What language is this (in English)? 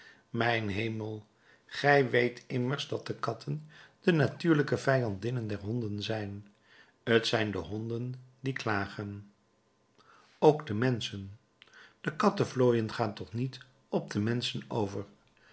Dutch